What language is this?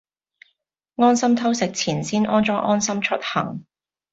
Cantonese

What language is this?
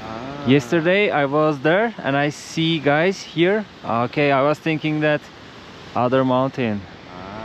Turkish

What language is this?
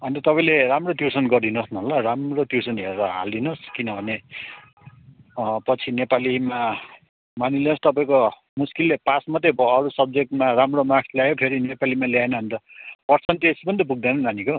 Nepali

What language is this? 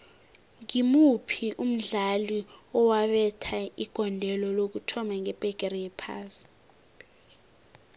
South Ndebele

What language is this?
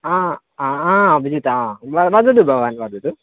Sanskrit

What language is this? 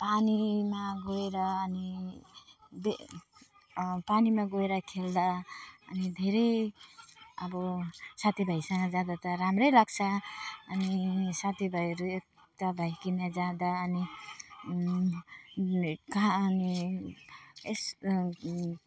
Nepali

